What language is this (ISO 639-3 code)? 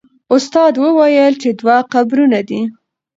pus